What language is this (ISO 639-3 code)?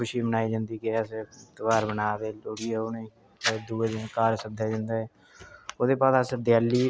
doi